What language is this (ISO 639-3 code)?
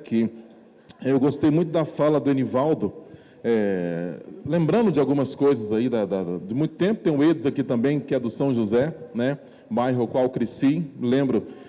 por